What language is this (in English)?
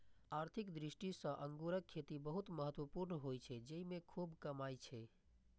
Maithili